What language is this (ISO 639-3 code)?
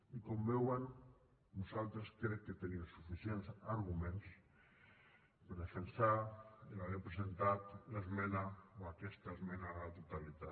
cat